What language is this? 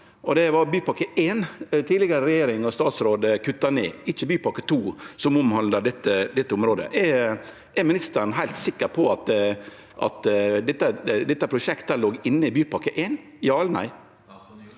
Norwegian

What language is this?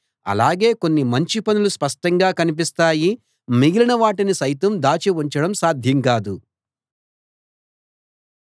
Telugu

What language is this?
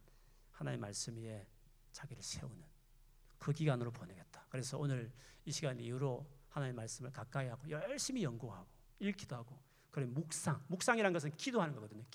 Korean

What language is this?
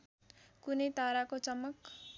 Nepali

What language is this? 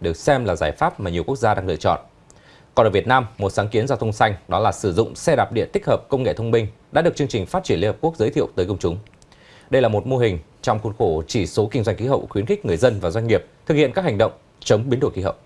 Vietnamese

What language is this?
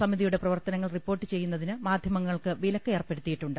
Malayalam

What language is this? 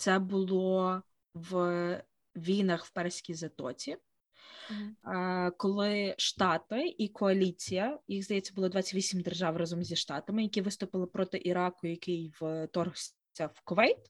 Ukrainian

